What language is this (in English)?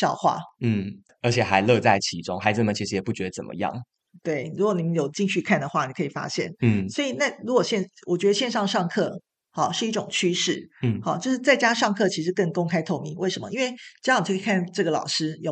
Chinese